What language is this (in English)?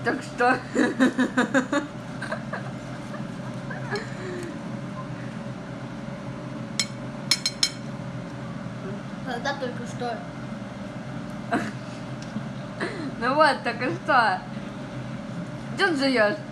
Russian